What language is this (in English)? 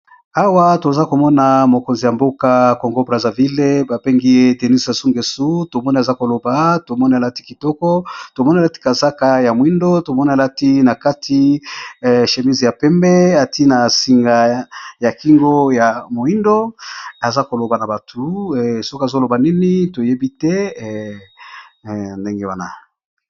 Lingala